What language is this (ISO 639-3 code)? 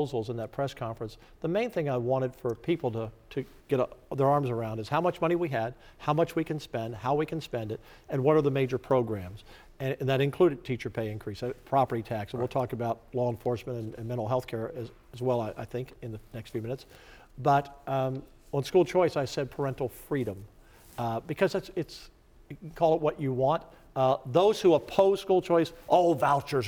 eng